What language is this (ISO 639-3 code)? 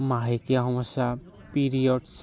asm